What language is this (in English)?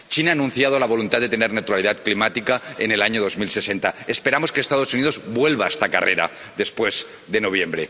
Spanish